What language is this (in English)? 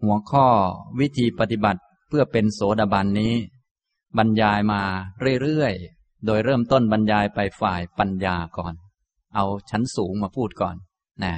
Thai